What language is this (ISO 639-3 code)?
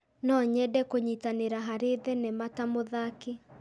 kik